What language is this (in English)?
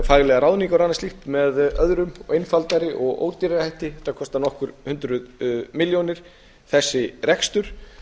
Icelandic